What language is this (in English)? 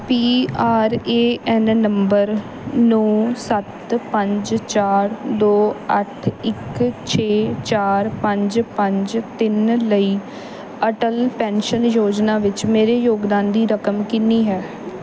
Punjabi